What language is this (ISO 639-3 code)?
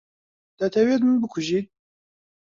ckb